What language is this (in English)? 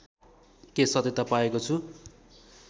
Nepali